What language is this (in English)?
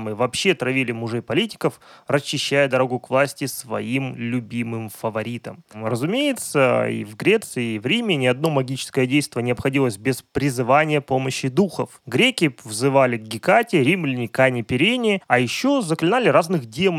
Russian